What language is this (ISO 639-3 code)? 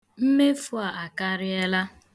ibo